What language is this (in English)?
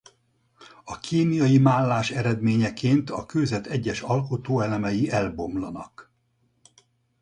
Hungarian